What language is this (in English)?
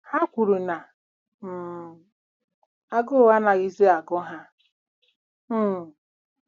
Igbo